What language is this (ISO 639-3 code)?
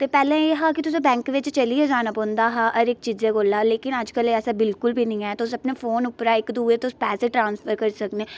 doi